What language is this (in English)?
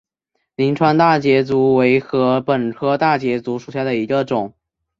Chinese